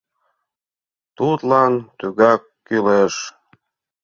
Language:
Mari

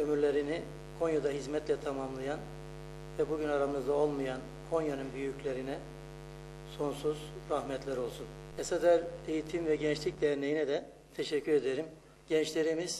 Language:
Turkish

